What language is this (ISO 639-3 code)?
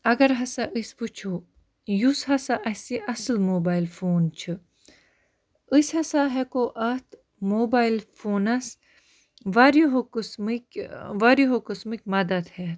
kas